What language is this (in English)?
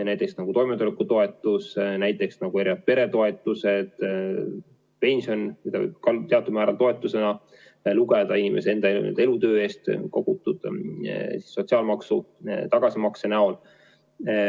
Estonian